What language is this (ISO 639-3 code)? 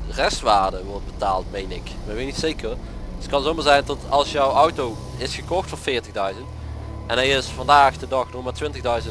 nld